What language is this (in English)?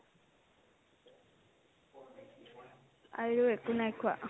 Assamese